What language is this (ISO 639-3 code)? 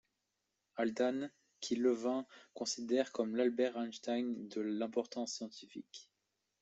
fra